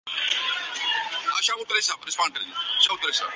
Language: Urdu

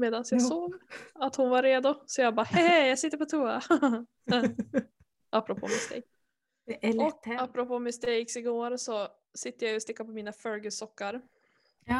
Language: Swedish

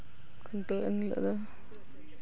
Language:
Santali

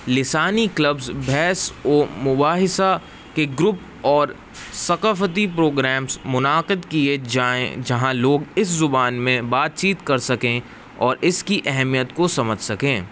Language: Urdu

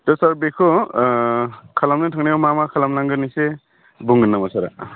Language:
Bodo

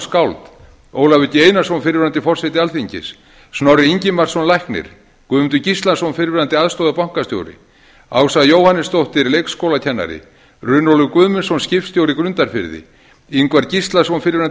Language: Icelandic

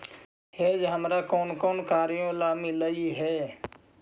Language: Magahi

